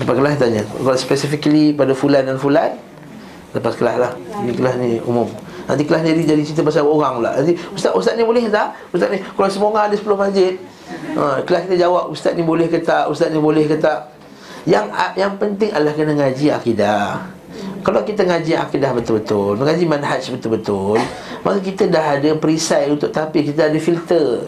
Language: Malay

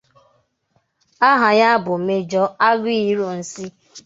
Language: Igbo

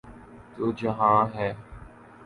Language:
Urdu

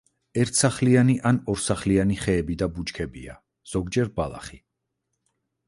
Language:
Georgian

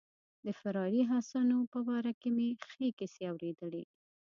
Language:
Pashto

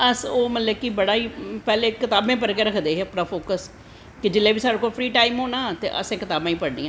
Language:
Dogri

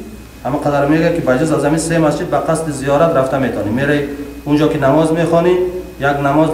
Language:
Persian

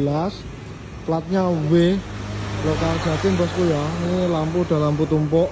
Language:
Indonesian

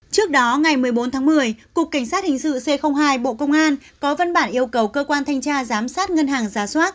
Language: Vietnamese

